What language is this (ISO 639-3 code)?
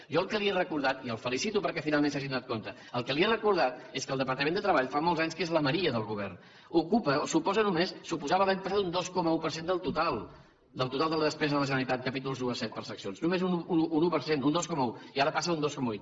cat